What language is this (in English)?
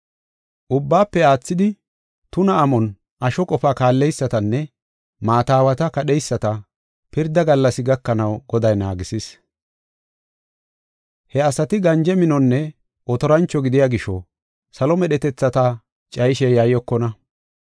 Gofa